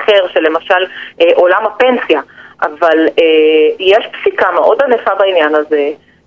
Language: Hebrew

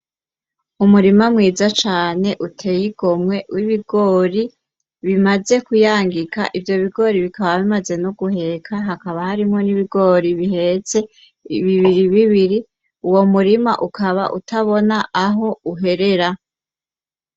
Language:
Rundi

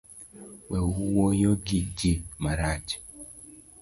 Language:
Luo (Kenya and Tanzania)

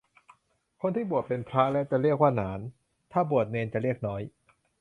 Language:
Thai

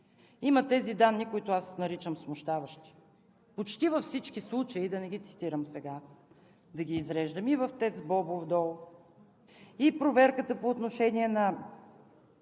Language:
Bulgarian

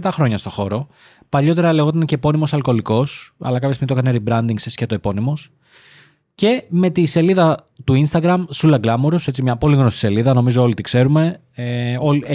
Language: Greek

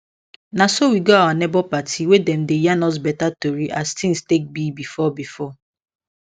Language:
Nigerian Pidgin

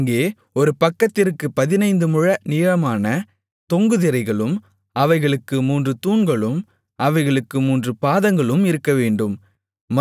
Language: Tamil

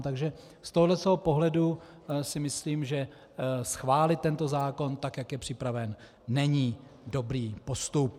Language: Czech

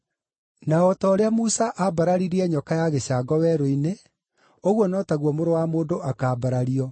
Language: Kikuyu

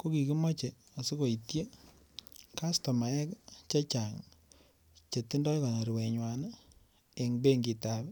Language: Kalenjin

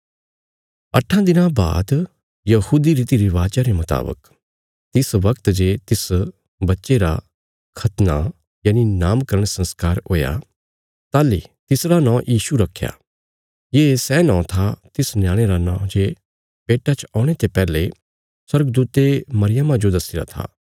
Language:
Bilaspuri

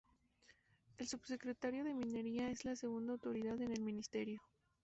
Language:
Spanish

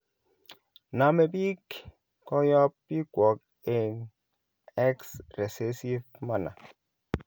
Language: Kalenjin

